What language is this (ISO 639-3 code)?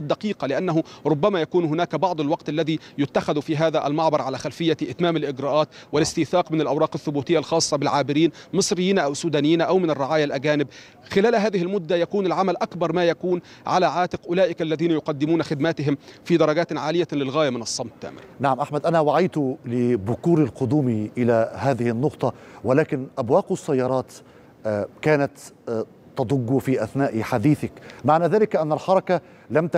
ara